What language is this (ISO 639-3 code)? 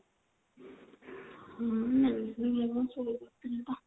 ori